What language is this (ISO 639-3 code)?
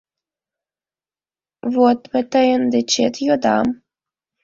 chm